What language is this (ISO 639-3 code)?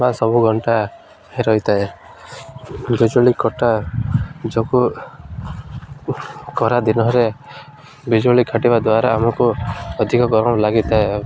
ori